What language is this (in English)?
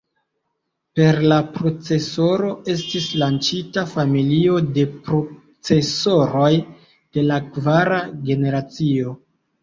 Esperanto